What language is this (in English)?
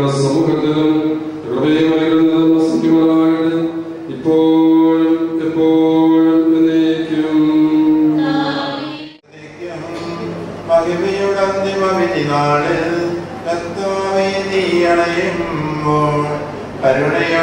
Malayalam